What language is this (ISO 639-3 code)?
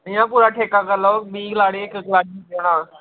doi